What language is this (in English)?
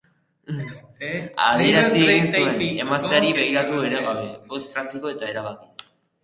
Basque